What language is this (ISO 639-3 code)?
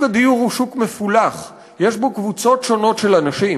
heb